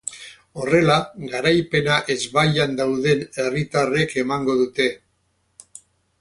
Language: Basque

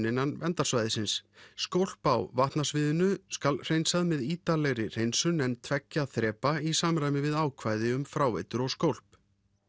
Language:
Icelandic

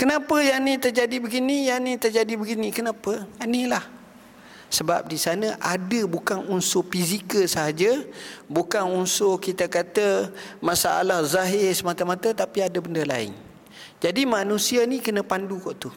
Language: Malay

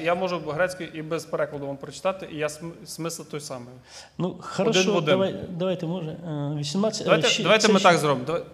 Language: Ukrainian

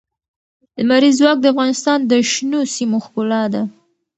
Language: Pashto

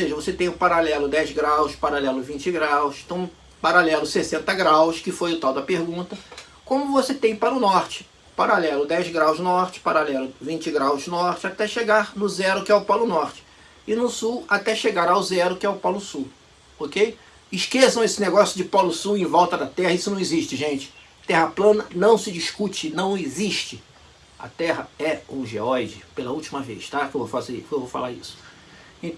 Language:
Portuguese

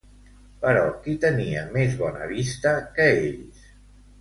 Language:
Catalan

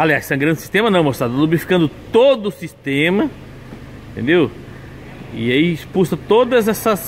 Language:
Portuguese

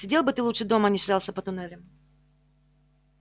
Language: Russian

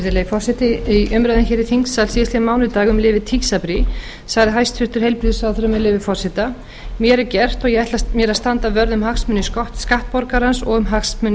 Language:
Icelandic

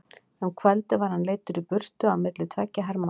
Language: Icelandic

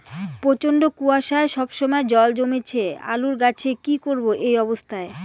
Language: Bangla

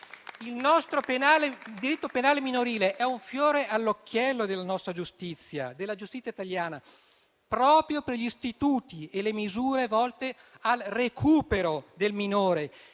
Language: Italian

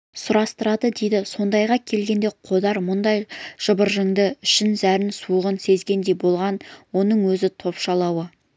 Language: Kazakh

